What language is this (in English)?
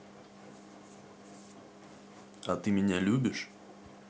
Russian